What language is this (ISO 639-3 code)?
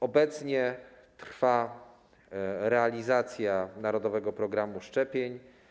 pol